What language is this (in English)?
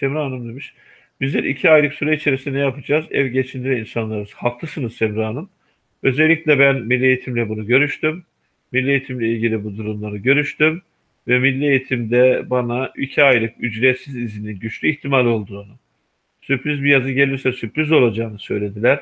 Turkish